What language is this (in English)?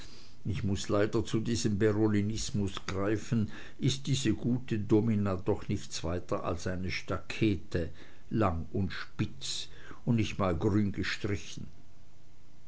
German